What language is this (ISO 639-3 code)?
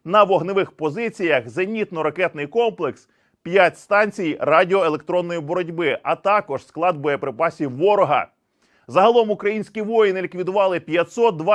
ukr